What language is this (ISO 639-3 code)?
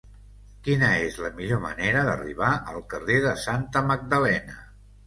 cat